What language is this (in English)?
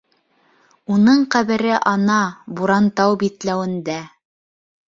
Bashkir